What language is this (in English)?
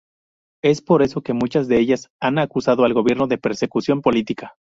Spanish